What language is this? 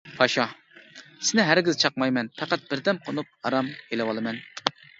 Uyghur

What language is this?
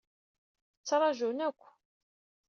Kabyle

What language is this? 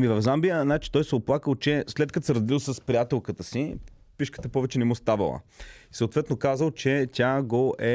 Bulgarian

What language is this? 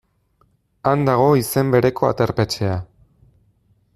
Basque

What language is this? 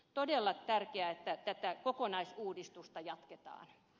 Finnish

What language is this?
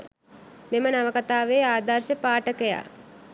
Sinhala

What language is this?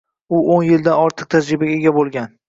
Uzbek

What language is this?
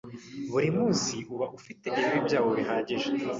Kinyarwanda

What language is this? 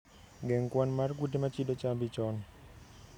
Luo (Kenya and Tanzania)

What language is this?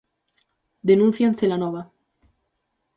Galician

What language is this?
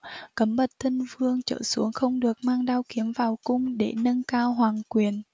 Vietnamese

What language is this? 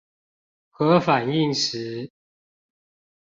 Chinese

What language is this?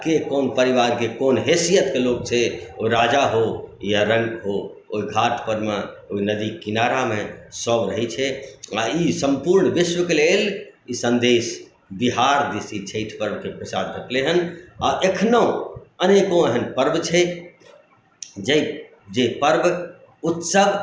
Maithili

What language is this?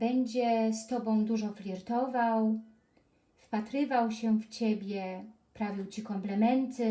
Polish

